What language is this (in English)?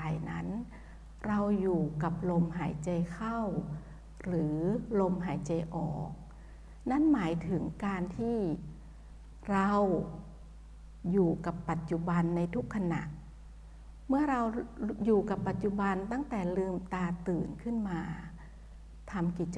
Thai